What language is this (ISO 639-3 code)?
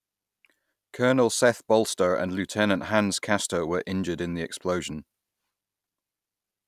eng